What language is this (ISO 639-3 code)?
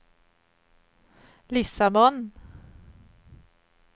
swe